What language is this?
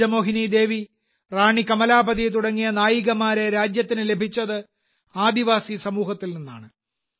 Malayalam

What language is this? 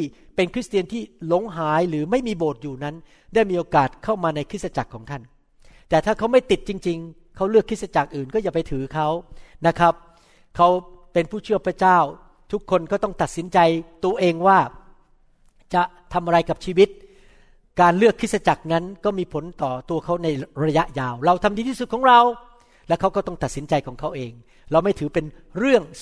Thai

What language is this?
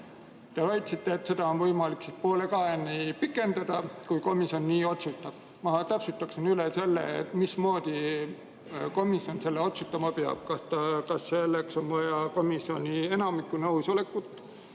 Estonian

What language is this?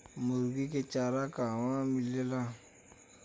Bhojpuri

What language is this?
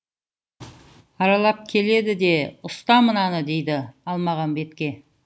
Kazakh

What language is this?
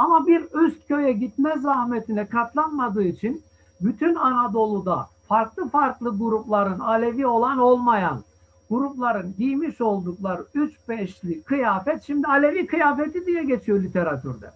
Turkish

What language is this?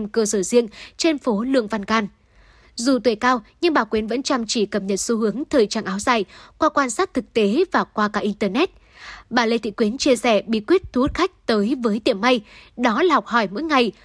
Vietnamese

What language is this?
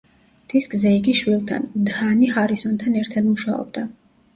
Georgian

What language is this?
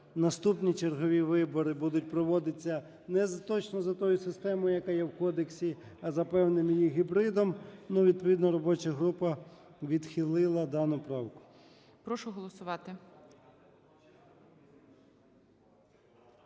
Ukrainian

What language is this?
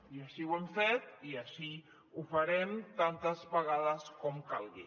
Catalan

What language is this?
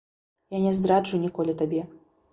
Belarusian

